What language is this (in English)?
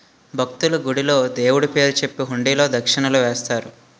Telugu